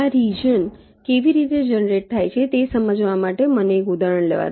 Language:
Gujarati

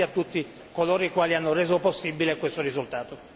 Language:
Italian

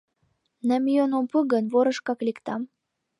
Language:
Mari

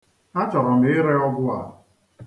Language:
Igbo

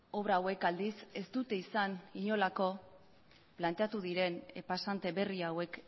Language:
Basque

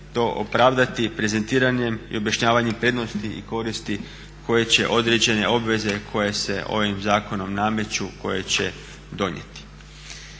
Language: Croatian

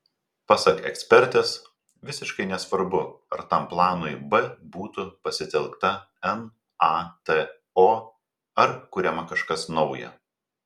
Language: Lithuanian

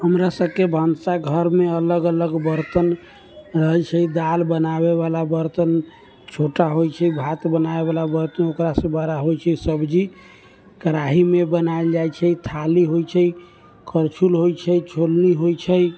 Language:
Maithili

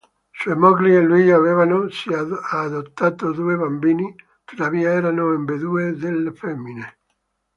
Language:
Italian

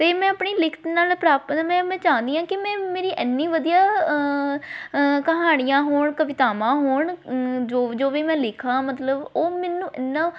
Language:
Punjabi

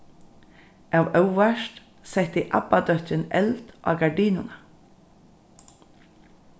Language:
Faroese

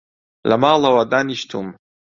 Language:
Central Kurdish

